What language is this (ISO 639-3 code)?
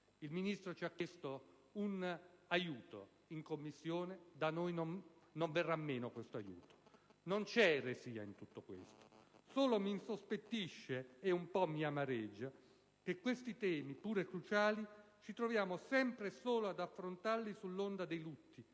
ita